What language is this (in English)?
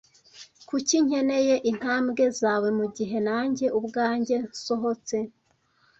Kinyarwanda